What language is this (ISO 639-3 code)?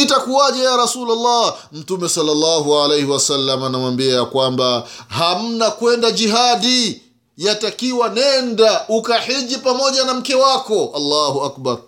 swa